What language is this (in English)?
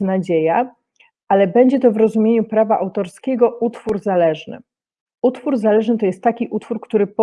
Polish